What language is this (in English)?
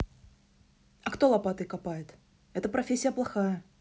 Russian